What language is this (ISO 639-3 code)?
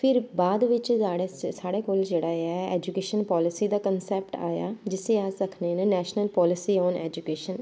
doi